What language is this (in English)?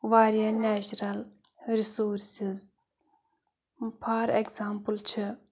Kashmiri